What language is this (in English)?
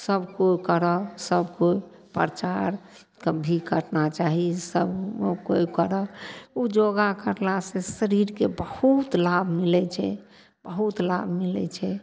Maithili